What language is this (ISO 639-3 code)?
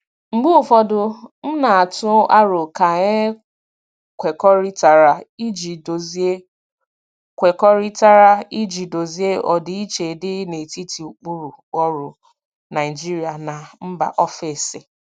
ibo